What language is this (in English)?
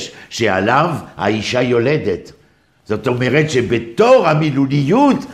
Hebrew